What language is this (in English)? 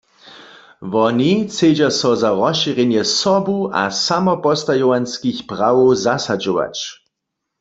Upper Sorbian